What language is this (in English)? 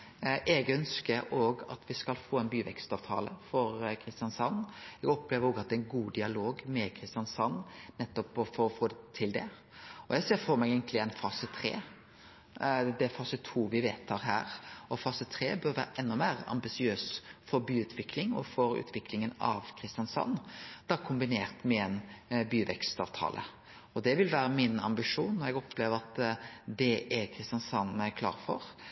Norwegian Nynorsk